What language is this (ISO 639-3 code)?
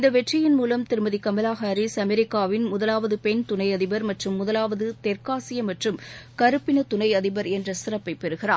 tam